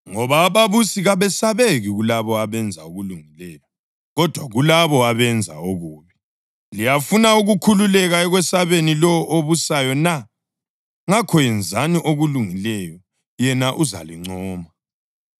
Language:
North Ndebele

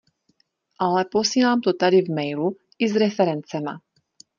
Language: Czech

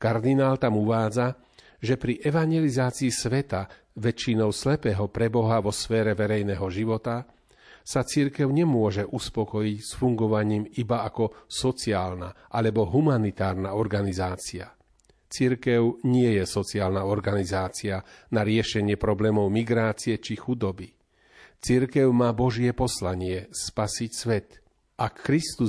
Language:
Slovak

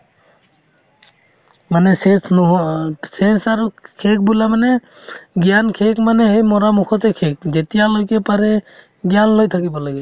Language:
Assamese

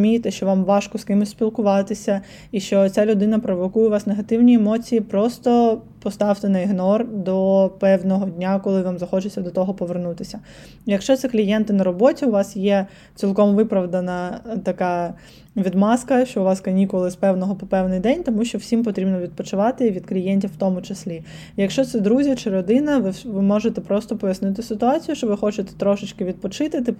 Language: Ukrainian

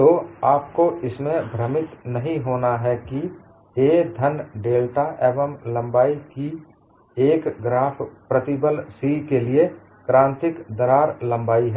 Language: Hindi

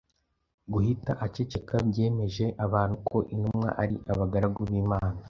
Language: Kinyarwanda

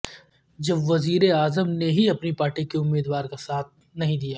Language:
Urdu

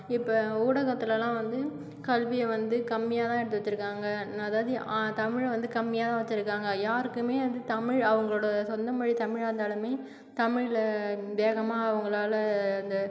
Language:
Tamil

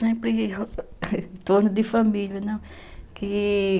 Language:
Portuguese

